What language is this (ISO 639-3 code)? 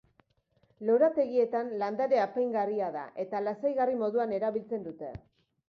eus